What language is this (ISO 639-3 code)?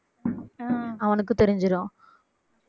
tam